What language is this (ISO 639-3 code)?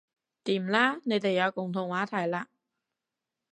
yue